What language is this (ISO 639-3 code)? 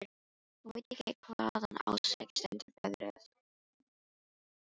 isl